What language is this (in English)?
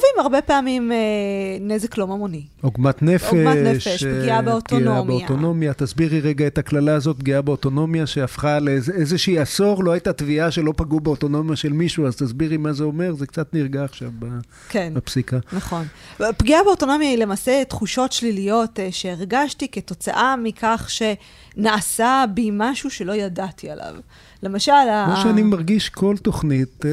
Hebrew